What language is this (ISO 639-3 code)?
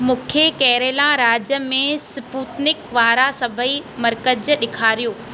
snd